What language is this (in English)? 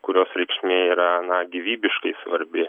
Lithuanian